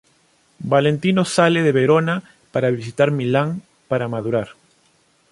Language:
Spanish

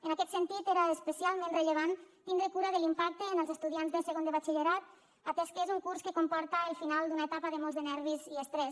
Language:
Catalan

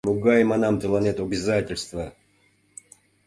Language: Mari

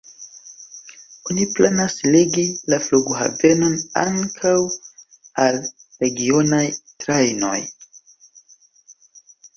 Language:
Esperanto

